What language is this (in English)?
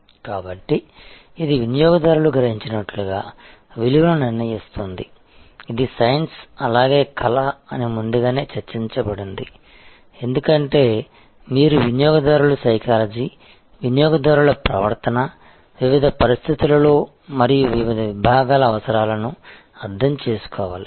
Telugu